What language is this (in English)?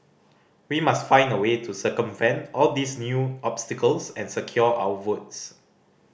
English